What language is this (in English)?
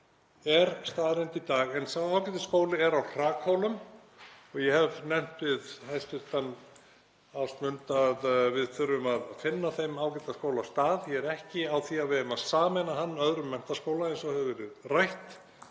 Icelandic